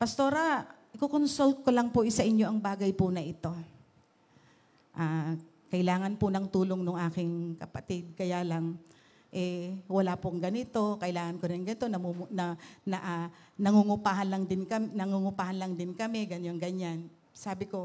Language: Filipino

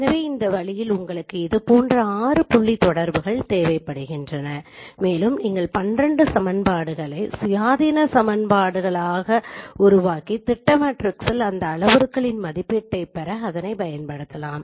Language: Tamil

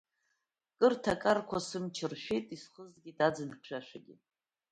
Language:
Abkhazian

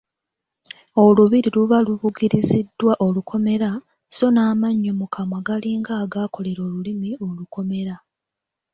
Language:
Ganda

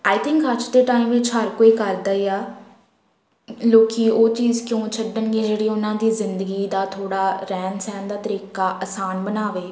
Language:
Punjabi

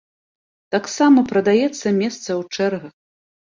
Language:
Belarusian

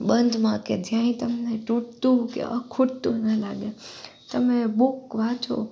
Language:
Gujarati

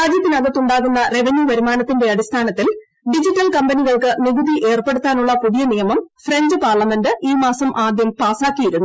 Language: Malayalam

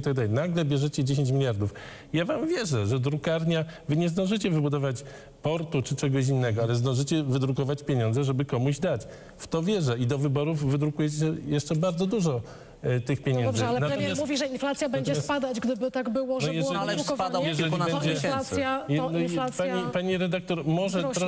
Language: Polish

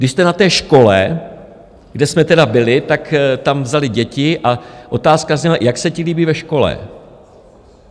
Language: Czech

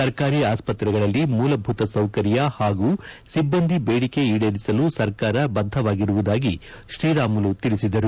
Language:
Kannada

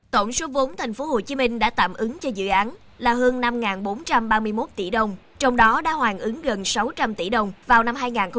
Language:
Vietnamese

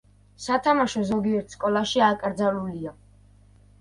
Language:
Georgian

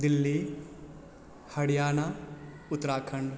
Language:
Maithili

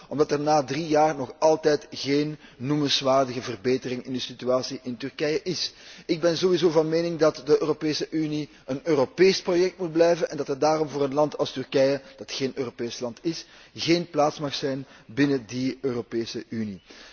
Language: Dutch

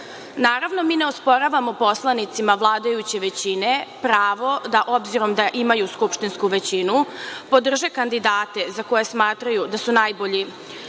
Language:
Serbian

